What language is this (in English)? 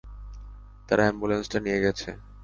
Bangla